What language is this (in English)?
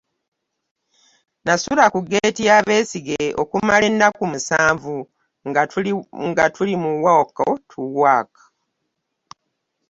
Ganda